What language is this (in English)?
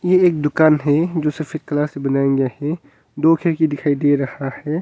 Hindi